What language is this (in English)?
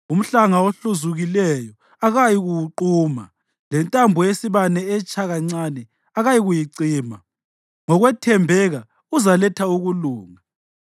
North Ndebele